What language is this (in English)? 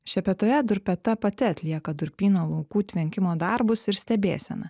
Lithuanian